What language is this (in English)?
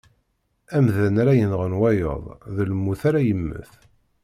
Kabyle